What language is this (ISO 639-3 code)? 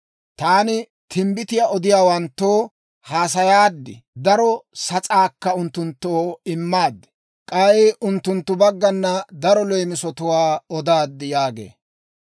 dwr